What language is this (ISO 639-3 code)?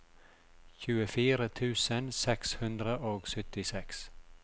nor